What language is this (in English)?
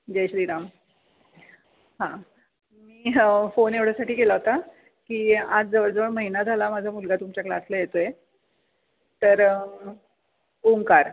Marathi